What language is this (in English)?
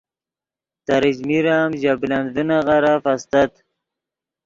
Yidgha